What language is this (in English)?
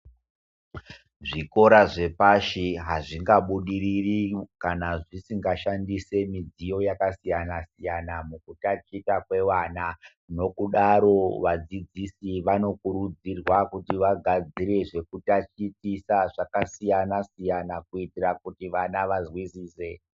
Ndau